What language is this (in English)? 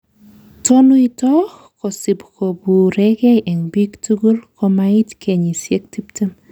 Kalenjin